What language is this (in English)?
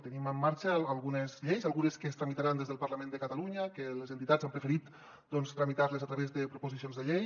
Catalan